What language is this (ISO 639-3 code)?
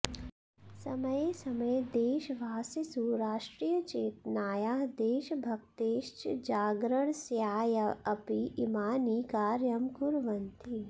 san